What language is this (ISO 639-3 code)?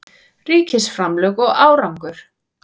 isl